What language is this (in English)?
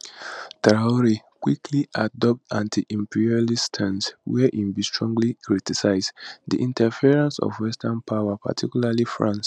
Nigerian Pidgin